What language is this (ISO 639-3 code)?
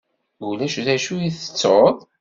kab